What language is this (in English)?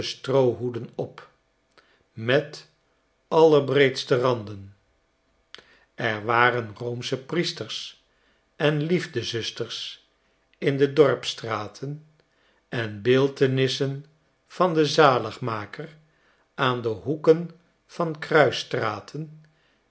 Dutch